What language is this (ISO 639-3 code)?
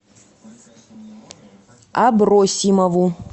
rus